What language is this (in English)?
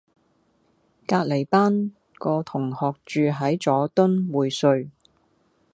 Cantonese